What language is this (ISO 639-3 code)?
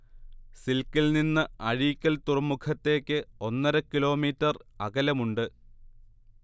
mal